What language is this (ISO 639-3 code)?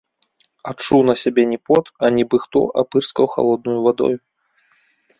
bel